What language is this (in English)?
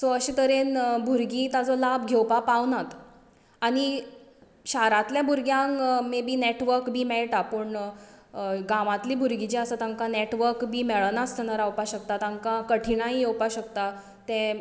Konkani